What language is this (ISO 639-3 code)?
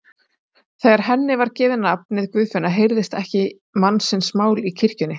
isl